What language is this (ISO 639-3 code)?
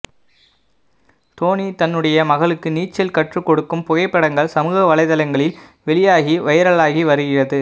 tam